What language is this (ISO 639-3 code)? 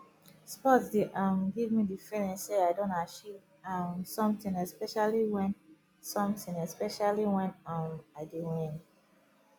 pcm